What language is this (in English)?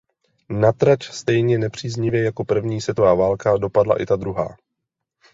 Czech